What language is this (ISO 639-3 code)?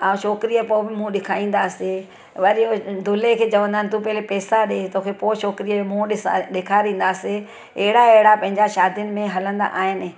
snd